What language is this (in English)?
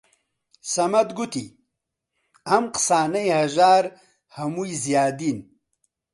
Central Kurdish